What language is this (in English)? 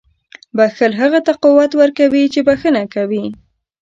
Pashto